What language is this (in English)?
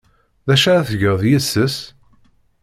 Kabyle